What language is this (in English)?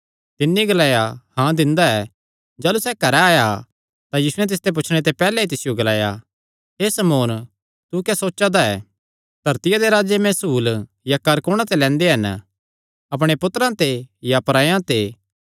Kangri